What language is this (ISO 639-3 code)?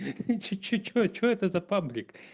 rus